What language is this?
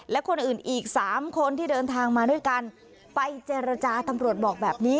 Thai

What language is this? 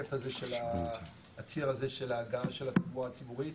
Hebrew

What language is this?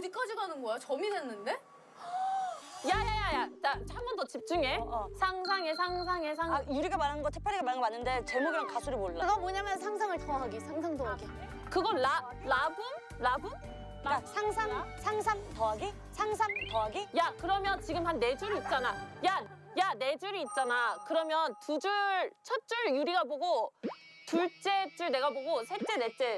Korean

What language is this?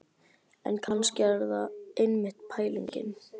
Icelandic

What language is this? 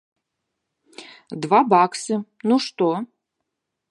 Belarusian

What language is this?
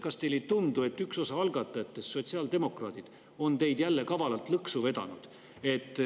Estonian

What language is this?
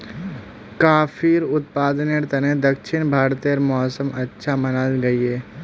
Magahi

